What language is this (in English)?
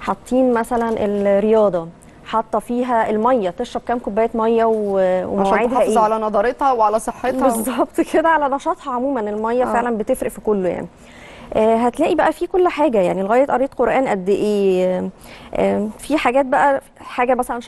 Arabic